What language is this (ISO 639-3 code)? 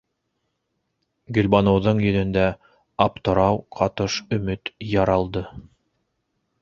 bak